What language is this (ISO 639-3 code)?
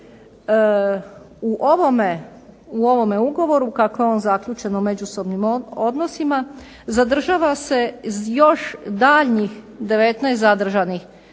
hrv